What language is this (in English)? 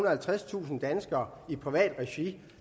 Danish